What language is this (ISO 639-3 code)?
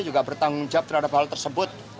ind